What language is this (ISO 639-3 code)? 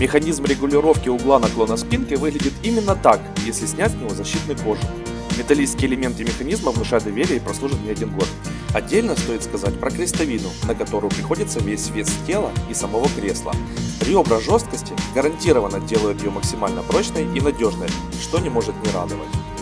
rus